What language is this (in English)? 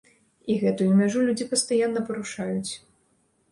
Belarusian